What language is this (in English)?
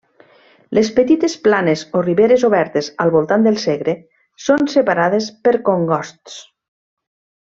Catalan